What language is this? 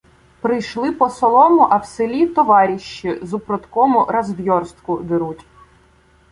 Ukrainian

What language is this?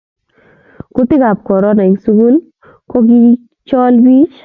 Kalenjin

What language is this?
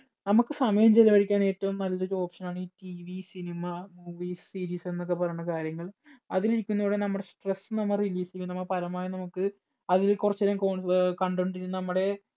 Malayalam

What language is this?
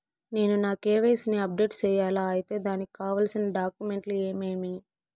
Telugu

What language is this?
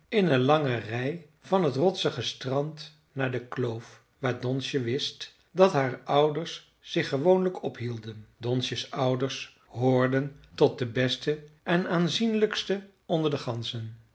Dutch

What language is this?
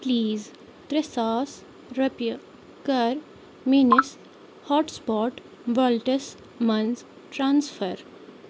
Kashmiri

